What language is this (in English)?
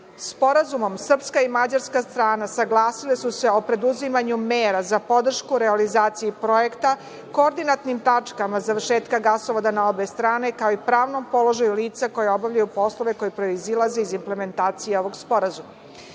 Serbian